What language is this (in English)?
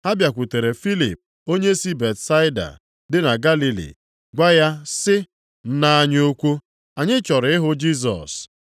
Igbo